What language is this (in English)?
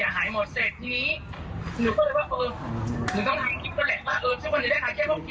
Thai